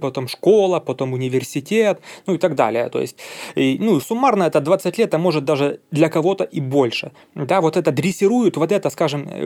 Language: Russian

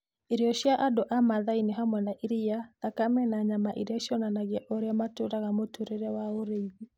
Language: Kikuyu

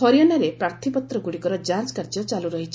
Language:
Odia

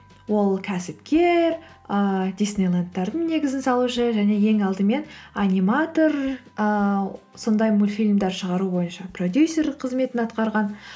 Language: Kazakh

